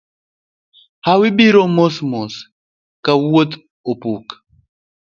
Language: Luo (Kenya and Tanzania)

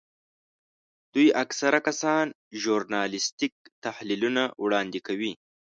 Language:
Pashto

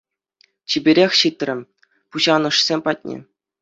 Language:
Chuvash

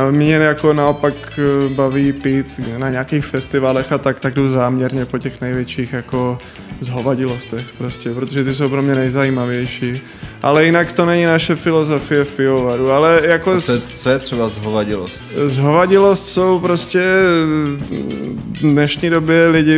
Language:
Czech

